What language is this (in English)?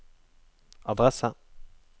Norwegian